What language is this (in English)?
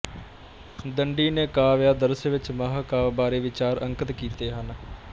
Punjabi